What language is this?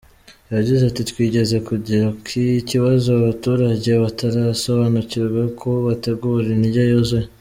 Kinyarwanda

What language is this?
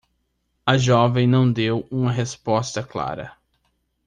Portuguese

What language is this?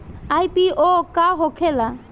Bhojpuri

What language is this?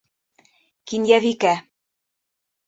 Bashkir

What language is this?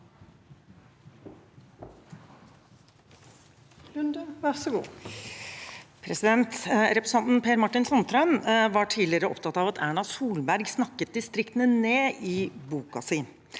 Norwegian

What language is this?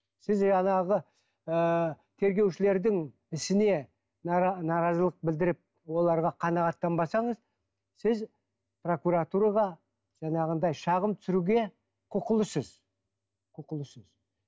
Kazakh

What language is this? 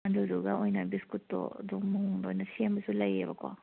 Manipuri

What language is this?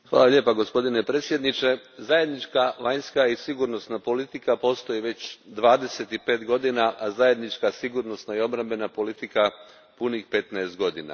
Croatian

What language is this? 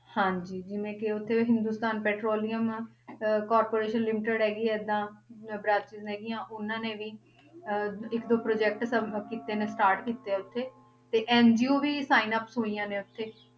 Punjabi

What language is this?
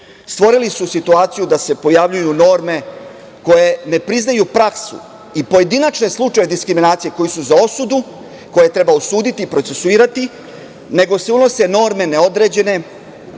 Serbian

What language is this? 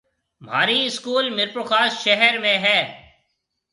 Marwari (Pakistan)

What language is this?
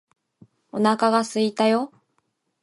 Japanese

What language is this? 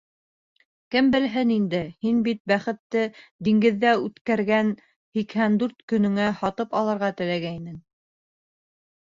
Bashkir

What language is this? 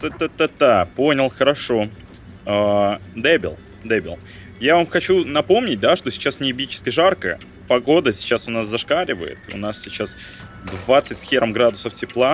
Russian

